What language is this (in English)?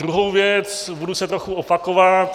Czech